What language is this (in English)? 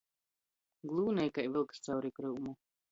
Latgalian